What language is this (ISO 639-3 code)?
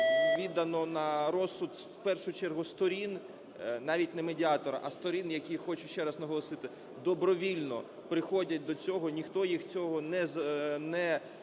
ukr